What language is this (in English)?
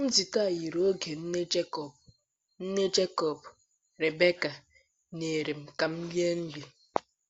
Igbo